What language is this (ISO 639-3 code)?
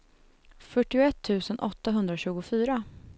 swe